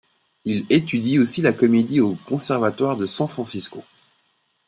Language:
French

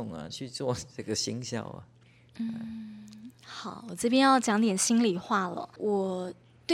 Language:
Chinese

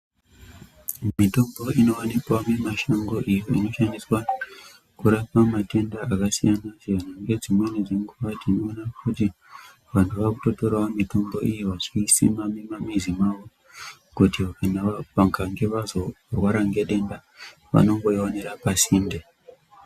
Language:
Ndau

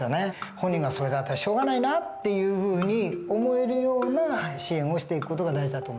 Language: Japanese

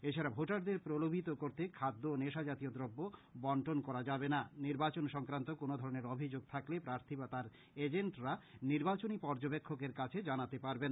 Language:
Bangla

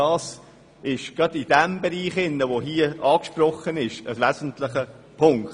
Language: Swiss German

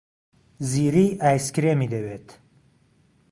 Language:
Central Kurdish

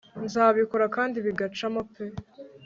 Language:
Kinyarwanda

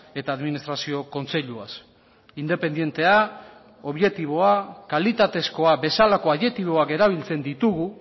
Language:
Basque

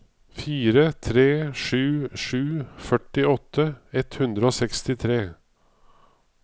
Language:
Norwegian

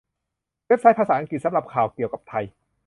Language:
Thai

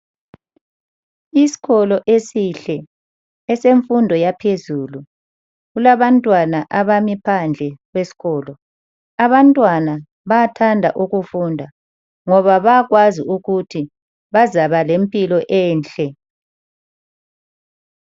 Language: North Ndebele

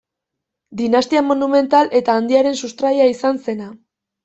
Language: Basque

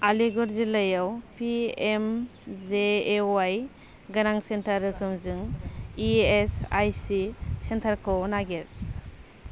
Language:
Bodo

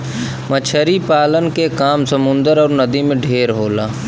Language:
Bhojpuri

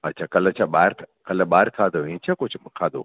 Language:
Sindhi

